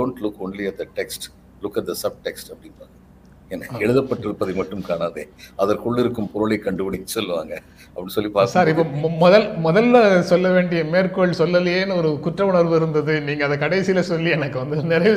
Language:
Tamil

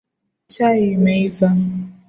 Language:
Swahili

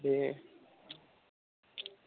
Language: Bodo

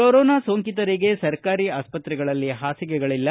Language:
Kannada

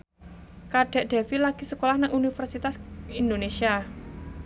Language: Javanese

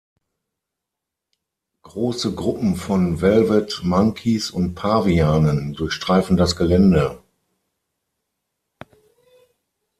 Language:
German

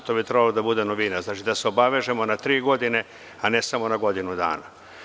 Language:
Serbian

